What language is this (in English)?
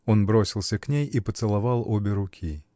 Russian